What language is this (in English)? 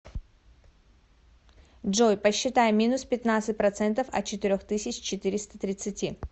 Russian